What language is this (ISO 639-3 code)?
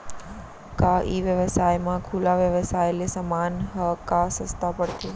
hne